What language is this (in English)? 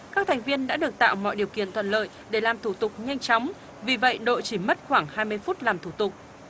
Vietnamese